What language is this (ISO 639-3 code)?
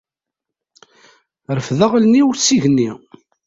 kab